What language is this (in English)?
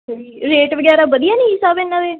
Punjabi